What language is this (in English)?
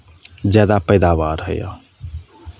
Maithili